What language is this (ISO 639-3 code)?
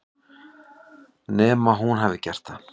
isl